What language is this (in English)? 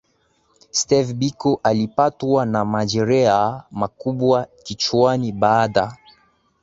Swahili